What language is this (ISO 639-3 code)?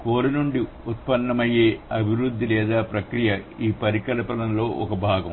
tel